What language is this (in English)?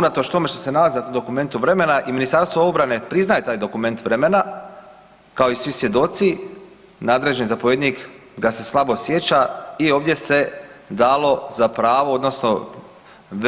Croatian